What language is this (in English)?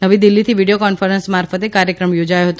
Gujarati